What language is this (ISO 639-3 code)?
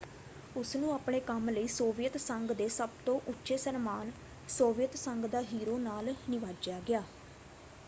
pan